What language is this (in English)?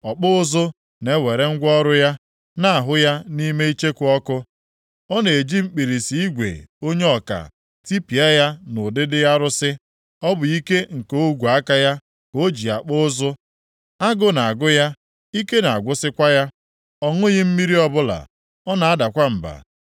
Igbo